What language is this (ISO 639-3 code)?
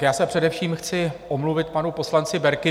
ces